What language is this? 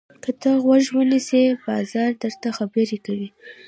Pashto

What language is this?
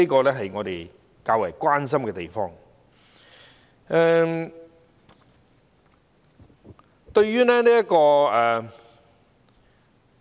Cantonese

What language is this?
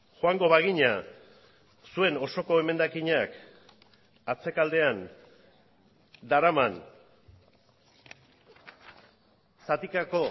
Basque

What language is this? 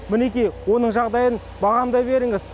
Kazakh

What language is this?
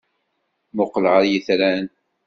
Kabyle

